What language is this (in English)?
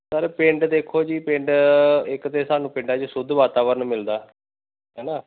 Punjabi